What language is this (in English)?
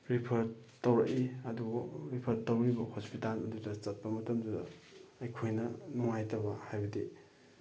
Manipuri